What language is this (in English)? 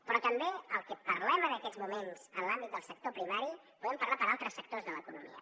Catalan